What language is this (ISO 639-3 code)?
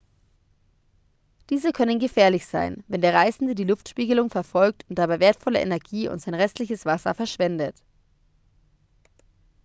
deu